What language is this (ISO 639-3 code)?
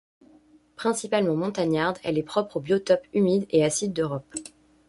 fra